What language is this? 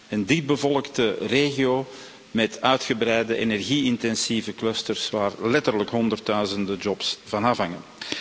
Dutch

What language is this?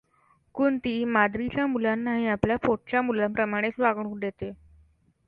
Marathi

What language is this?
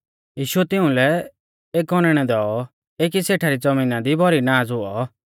Mahasu Pahari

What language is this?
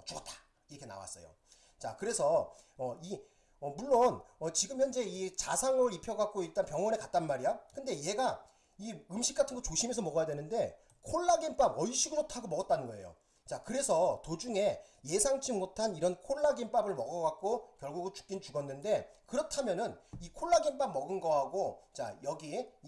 Korean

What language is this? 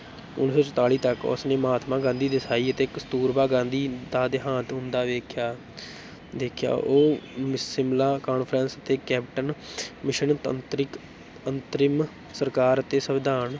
Punjabi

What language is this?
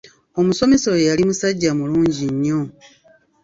Ganda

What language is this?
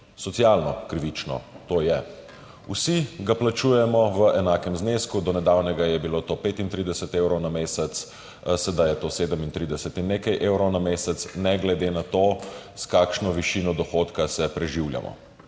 Slovenian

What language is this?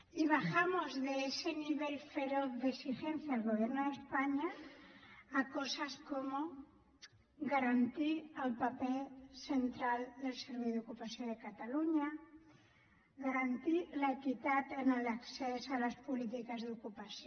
Catalan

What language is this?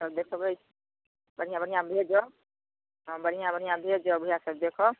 Maithili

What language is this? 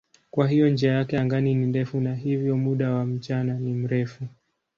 Swahili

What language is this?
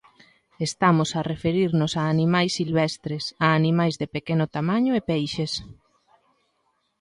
Galician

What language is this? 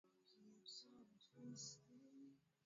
Swahili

